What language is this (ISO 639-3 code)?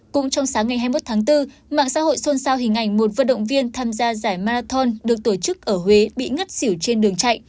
vie